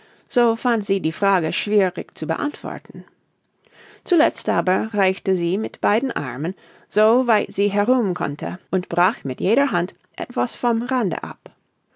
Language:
German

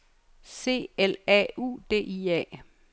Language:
Danish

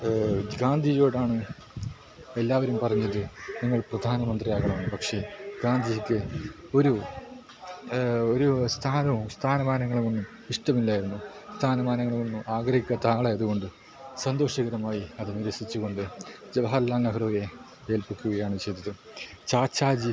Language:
Malayalam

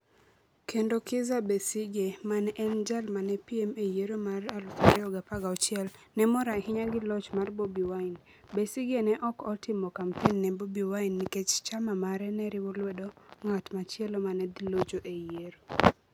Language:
Luo (Kenya and Tanzania)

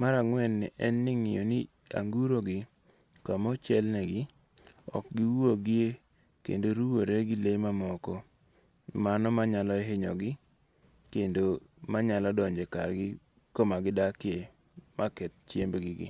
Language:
Luo (Kenya and Tanzania)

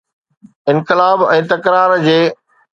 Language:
Sindhi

